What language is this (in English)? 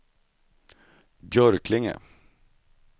Swedish